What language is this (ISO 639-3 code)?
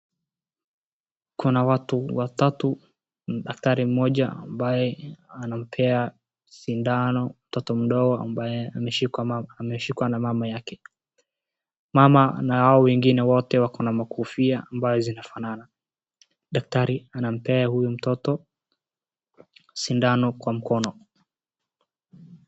swa